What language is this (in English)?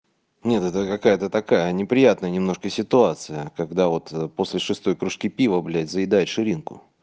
Russian